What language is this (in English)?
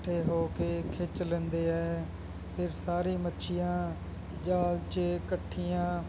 Punjabi